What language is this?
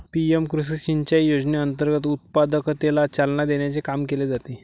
Marathi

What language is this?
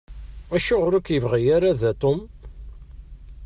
Kabyle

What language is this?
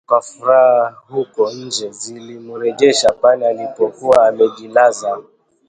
Swahili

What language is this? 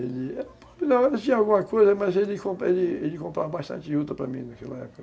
Portuguese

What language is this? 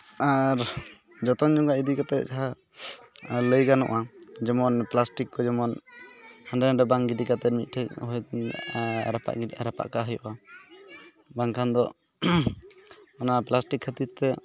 Santali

